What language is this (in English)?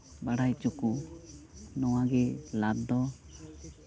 Santali